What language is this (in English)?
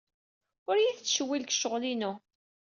Kabyle